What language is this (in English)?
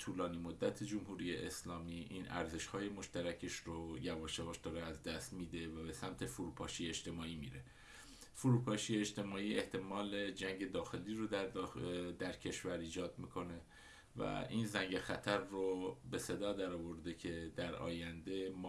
Persian